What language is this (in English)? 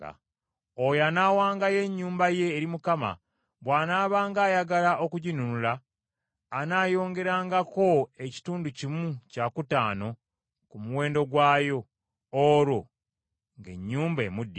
Ganda